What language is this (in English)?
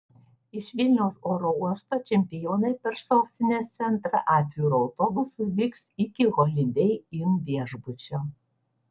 Lithuanian